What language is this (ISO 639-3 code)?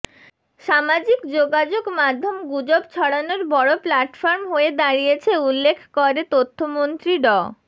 ben